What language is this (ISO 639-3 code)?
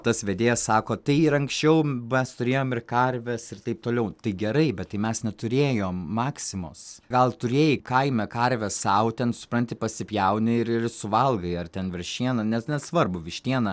lit